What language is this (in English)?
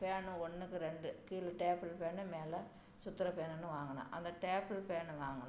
Tamil